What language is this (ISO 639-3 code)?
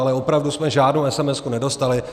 ces